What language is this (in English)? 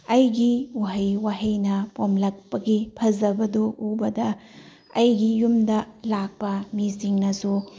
Manipuri